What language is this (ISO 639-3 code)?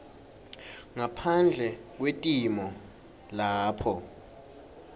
ssw